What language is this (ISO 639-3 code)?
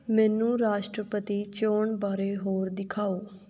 pan